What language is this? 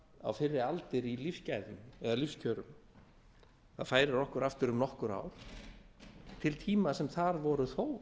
Icelandic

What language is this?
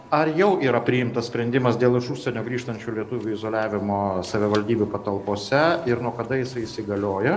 Lithuanian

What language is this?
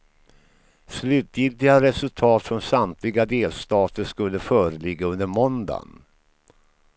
Swedish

